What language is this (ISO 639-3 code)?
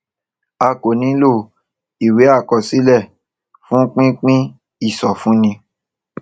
yor